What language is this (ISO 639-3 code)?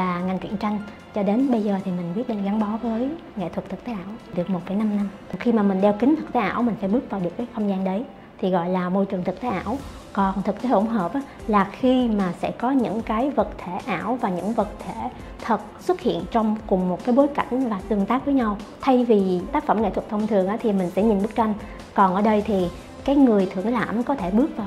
vie